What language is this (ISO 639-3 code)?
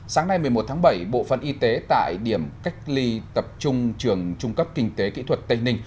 vie